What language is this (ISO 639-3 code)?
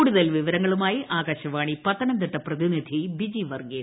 mal